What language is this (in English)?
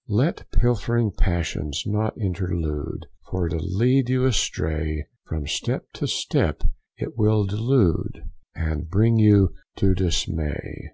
English